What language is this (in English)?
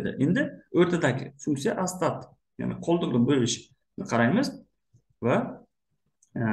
Turkish